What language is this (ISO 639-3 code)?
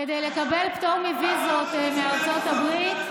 heb